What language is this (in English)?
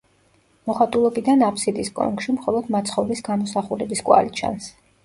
Georgian